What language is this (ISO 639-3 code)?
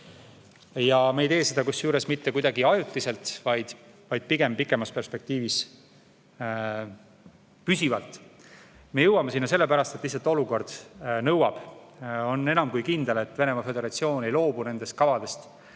est